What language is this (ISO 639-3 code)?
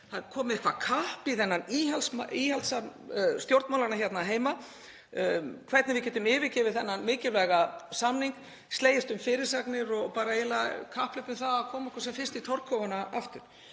isl